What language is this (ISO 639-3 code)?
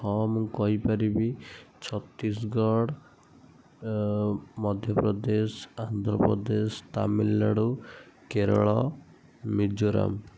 ori